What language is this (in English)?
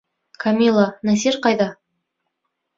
Bashkir